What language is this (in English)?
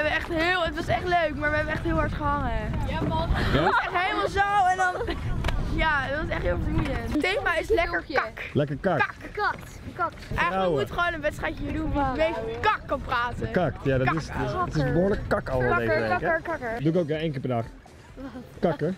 Dutch